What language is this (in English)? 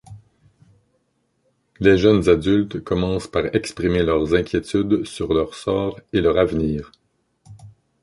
French